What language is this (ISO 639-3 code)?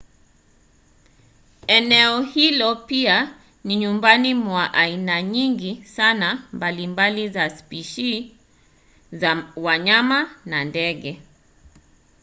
swa